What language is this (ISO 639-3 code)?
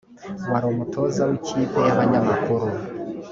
kin